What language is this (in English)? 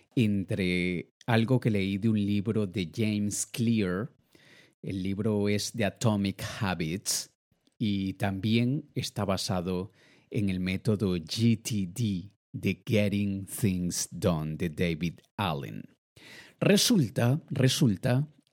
Spanish